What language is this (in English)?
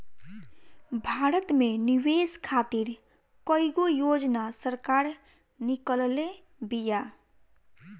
Bhojpuri